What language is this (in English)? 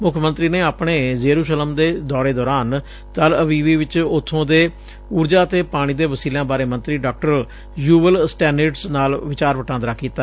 Punjabi